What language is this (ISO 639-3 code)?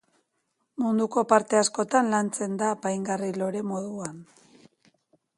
eus